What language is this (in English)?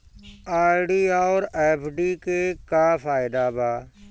Bhojpuri